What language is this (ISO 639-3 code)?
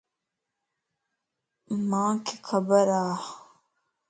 lss